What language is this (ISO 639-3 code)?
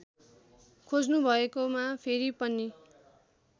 nep